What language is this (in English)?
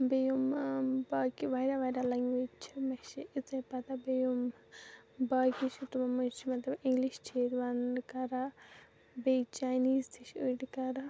Kashmiri